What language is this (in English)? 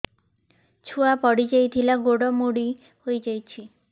Odia